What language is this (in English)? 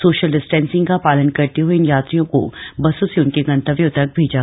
Hindi